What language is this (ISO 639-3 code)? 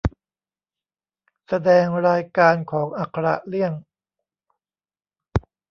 tha